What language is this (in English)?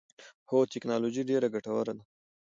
Pashto